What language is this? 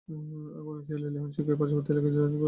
Bangla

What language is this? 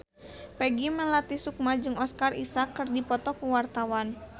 Sundanese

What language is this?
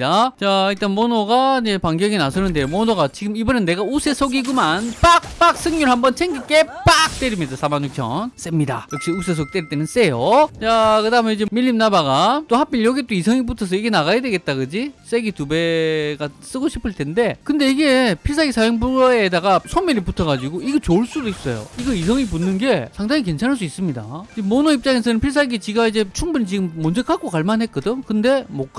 Korean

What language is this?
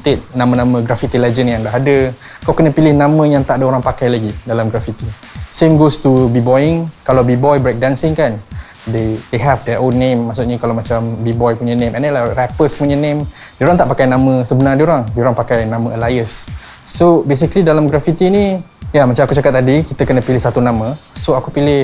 Malay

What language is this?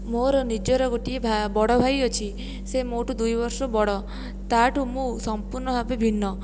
Odia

